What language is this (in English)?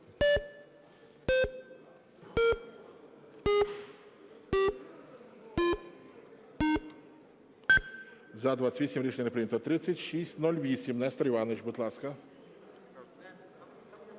Ukrainian